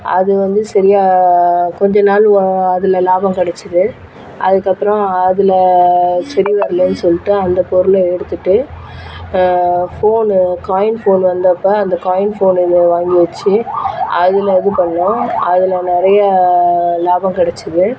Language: Tamil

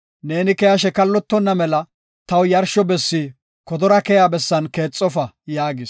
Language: Gofa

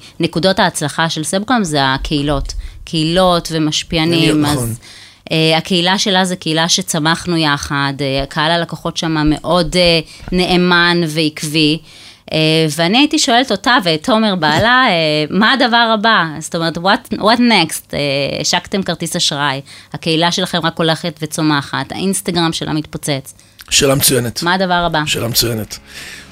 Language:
Hebrew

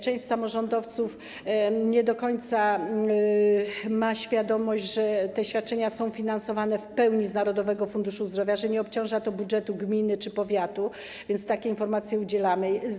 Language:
Polish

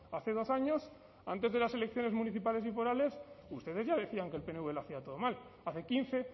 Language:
Spanish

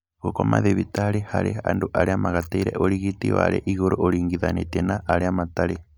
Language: Kikuyu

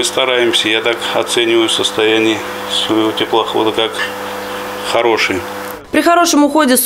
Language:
Russian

